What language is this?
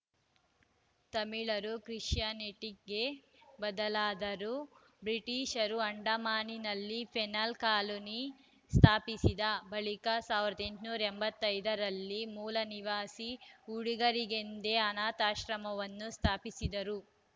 Kannada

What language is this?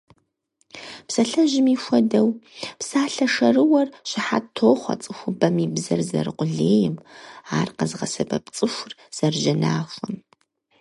Kabardian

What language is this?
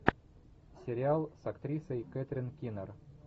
Russian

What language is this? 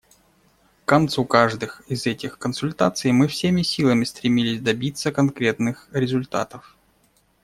Russian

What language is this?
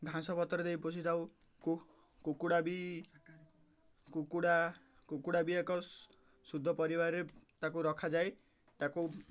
Odia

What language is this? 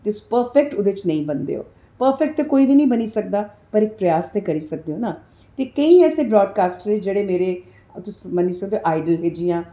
Dogri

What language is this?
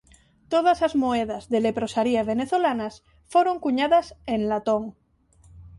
Galician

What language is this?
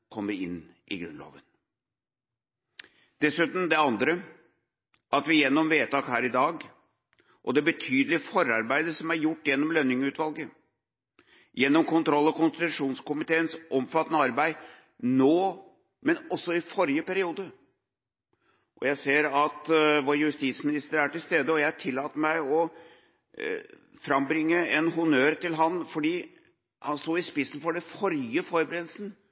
Norwegian Bokmål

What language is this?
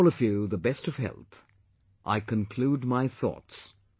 English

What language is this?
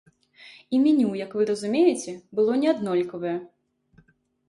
Belarusian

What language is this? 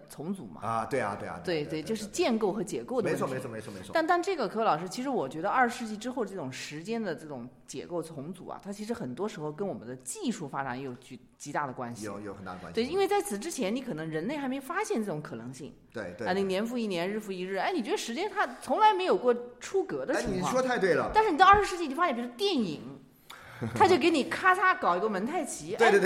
Chinese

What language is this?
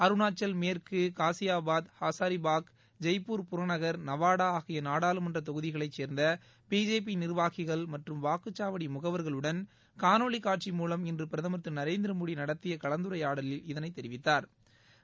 Tamil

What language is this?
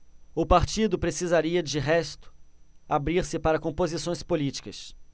Portuguese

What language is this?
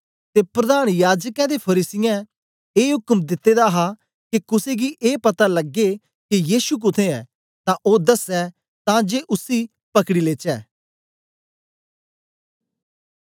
Dogri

